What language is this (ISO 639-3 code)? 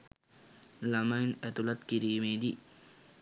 sin